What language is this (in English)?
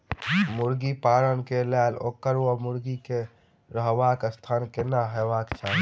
Maithili